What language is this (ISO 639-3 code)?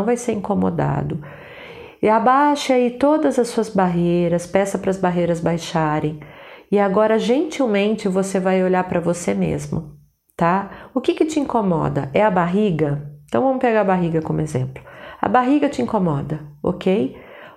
por